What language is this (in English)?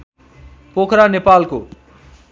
Nepali